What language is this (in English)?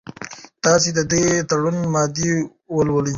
Pashto